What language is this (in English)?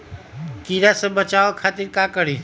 Magahi